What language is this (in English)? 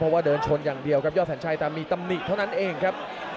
Thai